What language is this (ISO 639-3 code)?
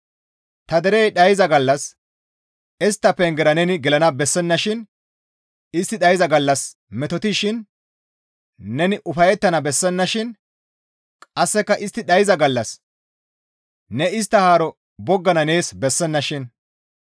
gmv